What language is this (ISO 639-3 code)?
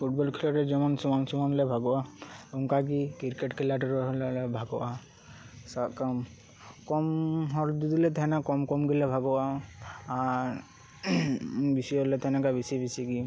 sat